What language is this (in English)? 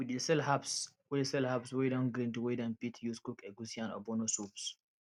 Nigerian Pidgin